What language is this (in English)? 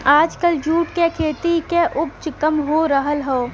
Bhojpuri